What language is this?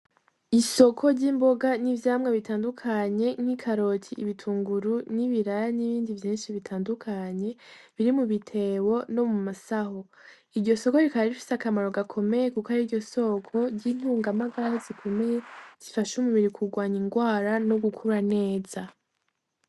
Rundi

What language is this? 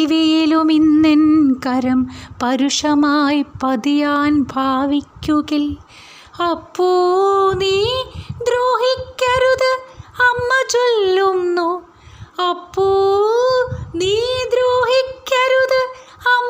Malayalam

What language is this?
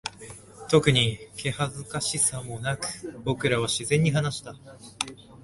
Japanese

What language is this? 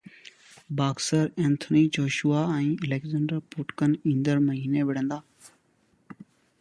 Sindhi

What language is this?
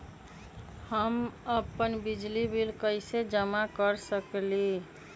Magahi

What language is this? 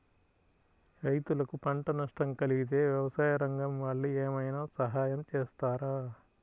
Telugu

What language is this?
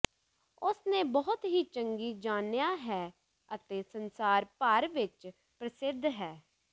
Punjabi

